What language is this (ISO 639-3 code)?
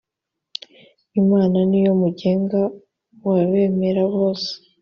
kin